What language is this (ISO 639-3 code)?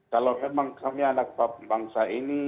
ind